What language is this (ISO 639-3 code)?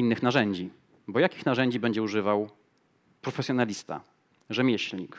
pol